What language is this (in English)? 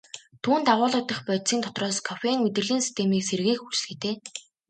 Mongolian